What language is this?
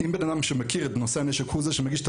Hebrew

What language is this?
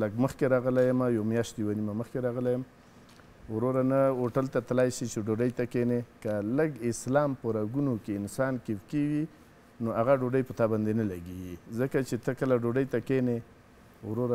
Arabic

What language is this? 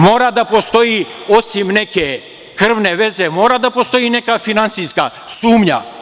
Serbian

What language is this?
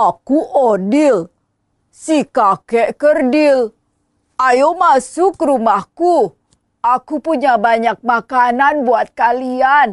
Indonesian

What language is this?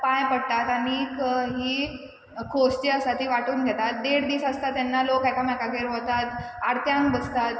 Konkani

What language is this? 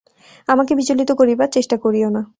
Bangla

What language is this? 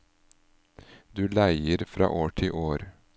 Norwegian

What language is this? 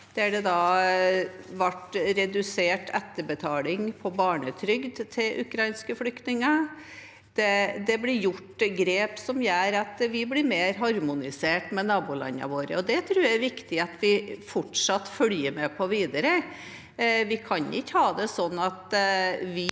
Norwegian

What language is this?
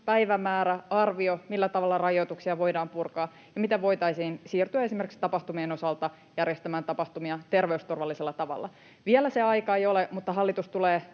Finnish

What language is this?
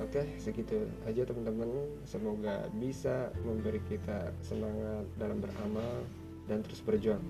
Indonesian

